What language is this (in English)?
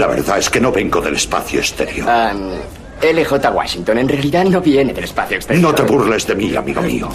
Spanish